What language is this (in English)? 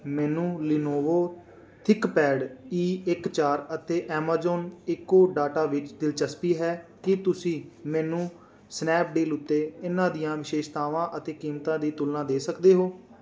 Punjabi